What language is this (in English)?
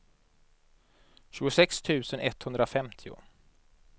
Swedish